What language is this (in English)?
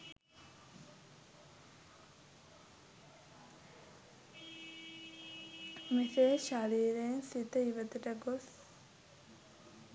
Sinhala